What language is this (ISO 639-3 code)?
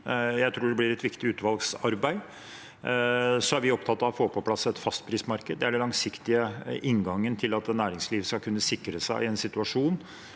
nor